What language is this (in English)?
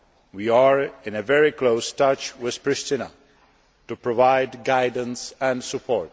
English